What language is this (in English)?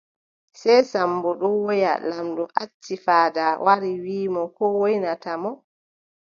Adamawa Fulfulde